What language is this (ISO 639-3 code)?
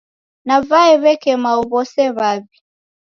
dav